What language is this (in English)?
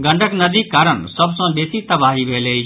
Maithili